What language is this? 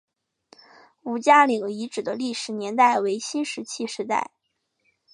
Chinese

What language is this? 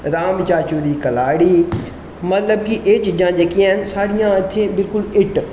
Dogri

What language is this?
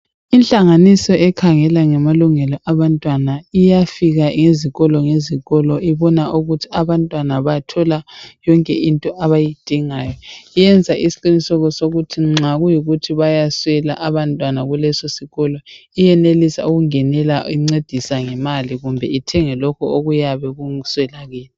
North Ndebele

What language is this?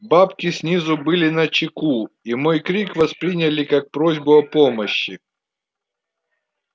Russian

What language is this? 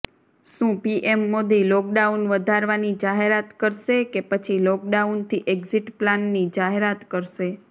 Gujarati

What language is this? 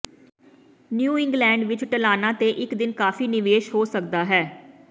Punjabi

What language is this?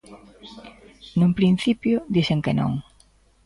Galician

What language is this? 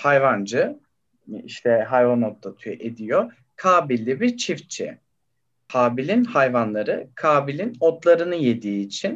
Turkish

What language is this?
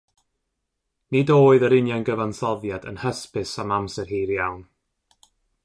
Welsh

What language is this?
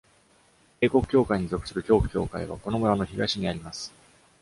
Japanese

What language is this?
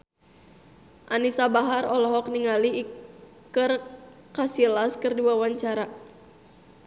Sundanese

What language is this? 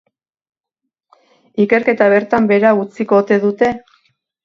Basque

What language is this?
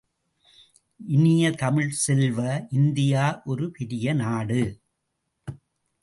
Tamil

